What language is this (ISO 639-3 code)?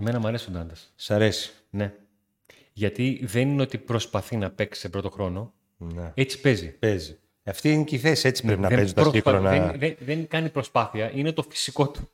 ell